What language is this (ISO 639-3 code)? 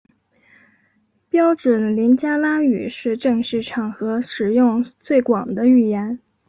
zho